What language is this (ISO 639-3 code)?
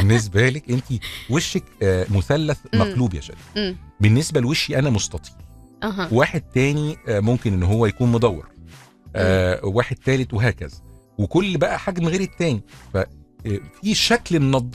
ara